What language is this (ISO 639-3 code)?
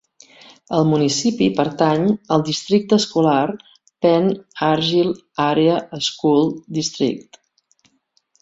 cat